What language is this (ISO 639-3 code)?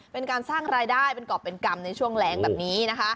tha